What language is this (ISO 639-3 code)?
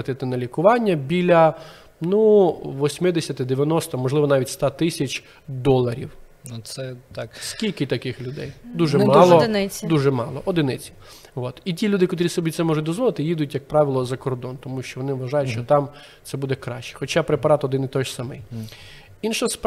ukr